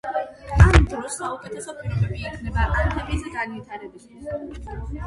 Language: Georgian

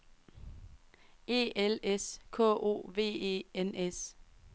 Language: Danish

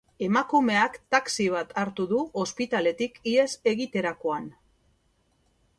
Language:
Basque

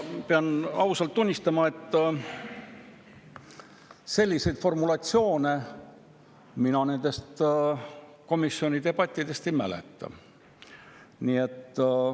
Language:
Estonian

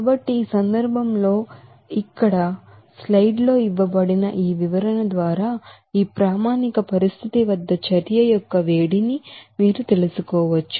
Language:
Telugu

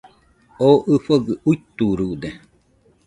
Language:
Nüpode Huitoto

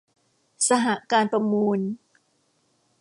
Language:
Thai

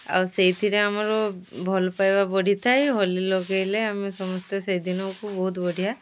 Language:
Odia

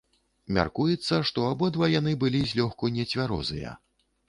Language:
Belarusian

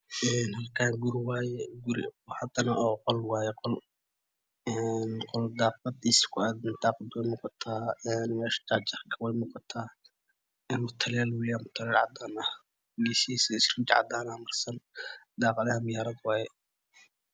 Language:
Somali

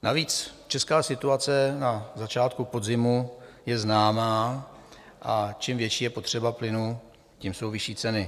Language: Czech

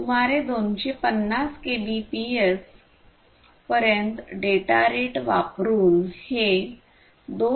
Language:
Marathi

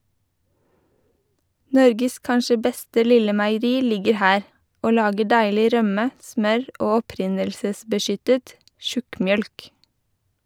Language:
Norwegian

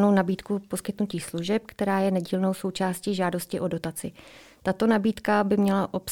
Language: Czech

